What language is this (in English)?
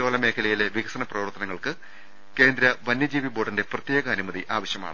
Malayalam